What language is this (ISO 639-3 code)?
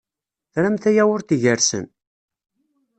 kab